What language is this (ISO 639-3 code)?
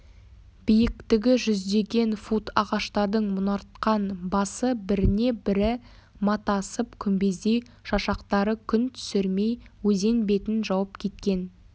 kaz